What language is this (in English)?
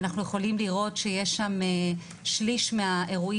Hebrew